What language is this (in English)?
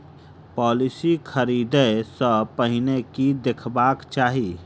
Maithili